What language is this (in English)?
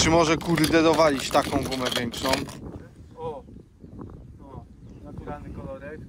Polish